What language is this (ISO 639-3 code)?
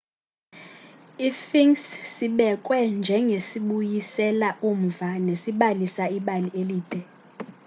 xho